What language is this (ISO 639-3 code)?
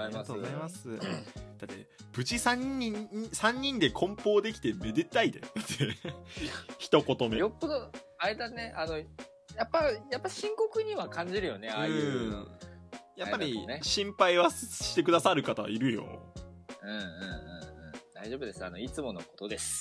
jpn